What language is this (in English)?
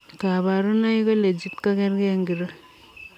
Kalenjin